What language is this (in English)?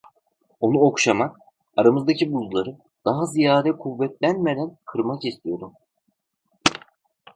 Turkish